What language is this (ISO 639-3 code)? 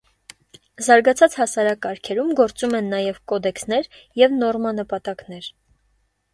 hye